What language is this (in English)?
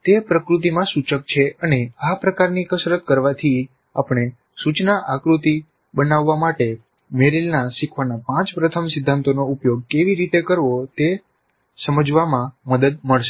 Gujarati